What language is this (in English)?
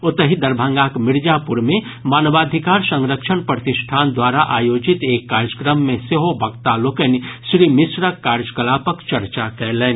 Maithili